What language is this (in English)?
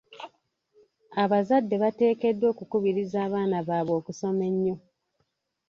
Ganda